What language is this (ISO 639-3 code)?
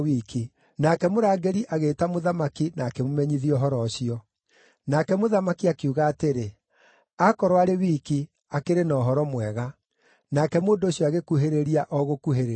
kik